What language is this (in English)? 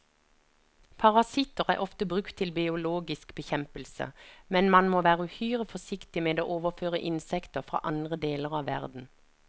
Norwegian